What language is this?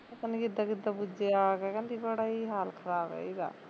Punjabi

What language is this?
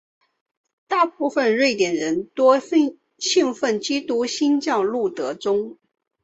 Chinese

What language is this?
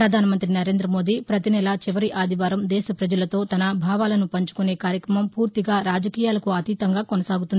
Telugu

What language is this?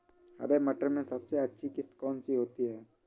Hindi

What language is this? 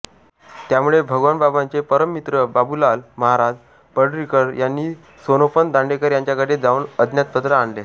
Marathi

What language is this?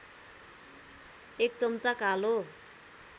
Nepali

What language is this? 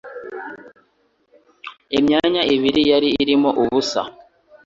Kinyarwanda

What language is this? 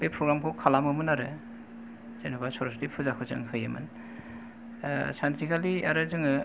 Bodo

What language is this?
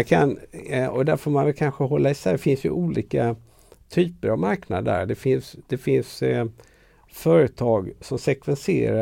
Swedish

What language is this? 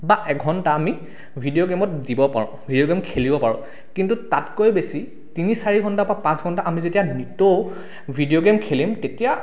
Assamese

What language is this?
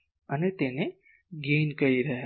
Gujarati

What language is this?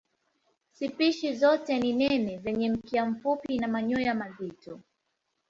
Swahili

